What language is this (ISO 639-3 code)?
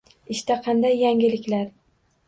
uzb